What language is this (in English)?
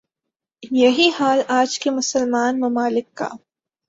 Urdu